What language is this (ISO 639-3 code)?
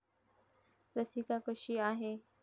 mar